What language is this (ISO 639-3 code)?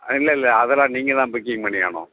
tam